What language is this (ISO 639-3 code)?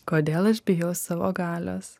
lit